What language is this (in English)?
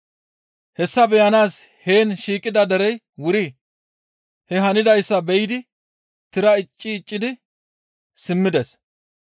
Gamo